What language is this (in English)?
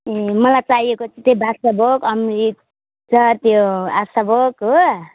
Nepali